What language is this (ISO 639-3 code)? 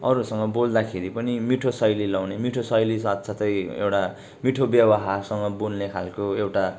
nep